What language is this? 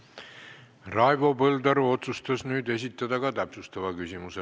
Estonian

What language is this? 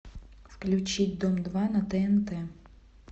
Russian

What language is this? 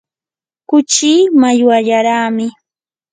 Yanahuanca Pasco Quechua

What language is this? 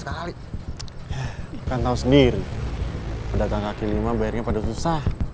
Indonesian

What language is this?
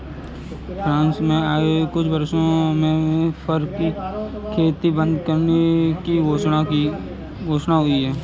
Hindi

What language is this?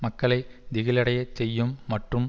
Tamil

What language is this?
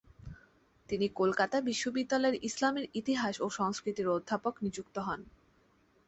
Bangla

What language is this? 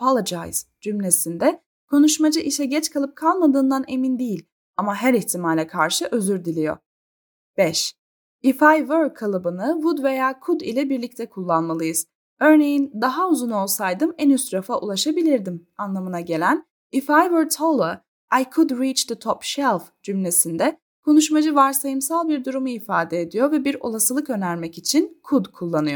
Turkish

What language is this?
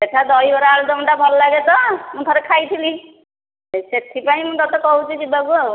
Odia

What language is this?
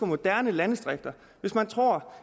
Danish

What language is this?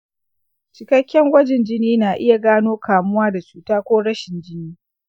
Hausa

